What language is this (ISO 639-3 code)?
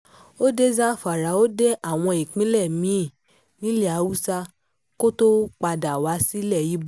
yor